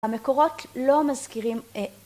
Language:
Hebrew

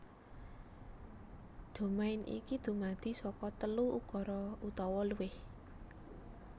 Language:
Javanese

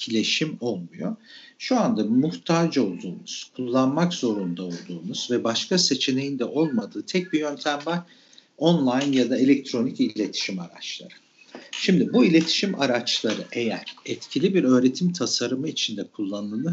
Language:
Turkish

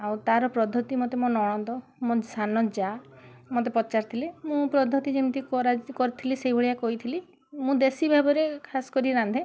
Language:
Odia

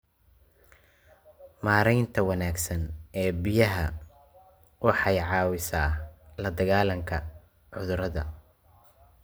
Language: Somali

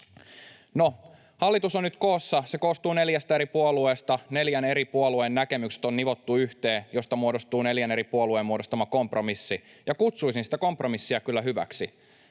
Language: Finnish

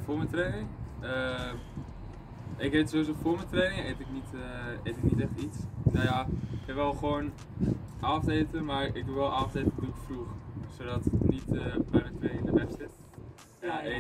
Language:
Dutch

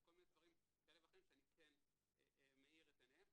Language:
Hebrew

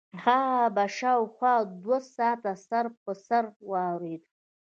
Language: Pashto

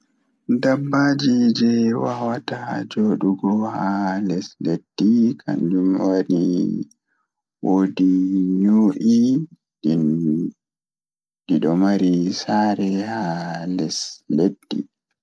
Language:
Fula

